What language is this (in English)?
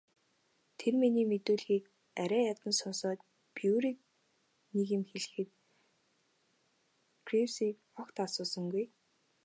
Mongolian